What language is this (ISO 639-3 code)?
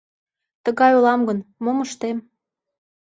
chm